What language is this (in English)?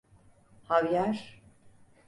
Turkish